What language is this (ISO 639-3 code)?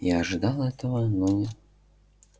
rus